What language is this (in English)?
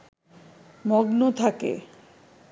Bangla